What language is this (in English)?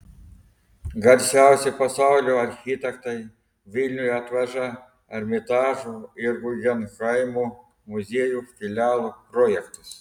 Lithuanian